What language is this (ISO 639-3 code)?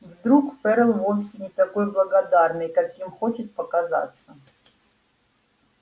rus